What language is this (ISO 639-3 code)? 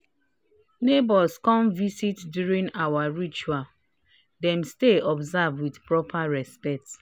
pcm